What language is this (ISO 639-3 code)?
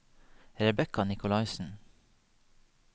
nor